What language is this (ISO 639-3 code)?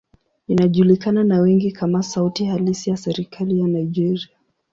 swa